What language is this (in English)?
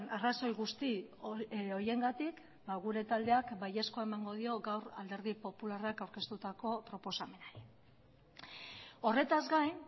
Basque